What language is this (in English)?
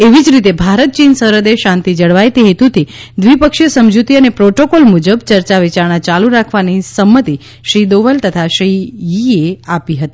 Gujarati